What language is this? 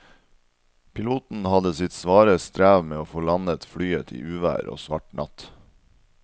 Norwegian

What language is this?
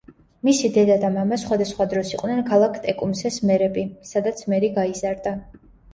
Georgian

